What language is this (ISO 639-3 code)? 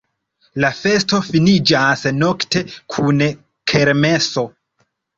epo